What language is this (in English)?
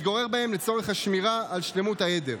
Hebrew